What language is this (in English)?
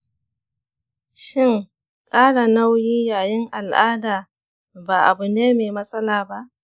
Hausa